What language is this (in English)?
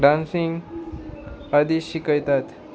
Konkani